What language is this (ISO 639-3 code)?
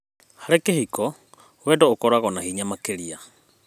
kik